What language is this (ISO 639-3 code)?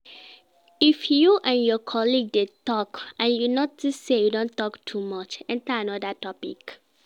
pcm